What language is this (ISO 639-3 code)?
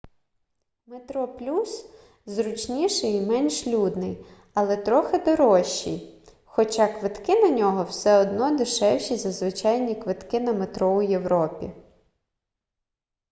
ukr